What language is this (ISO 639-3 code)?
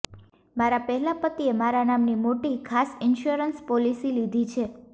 guj